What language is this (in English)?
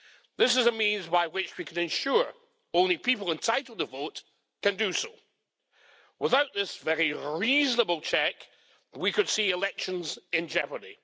English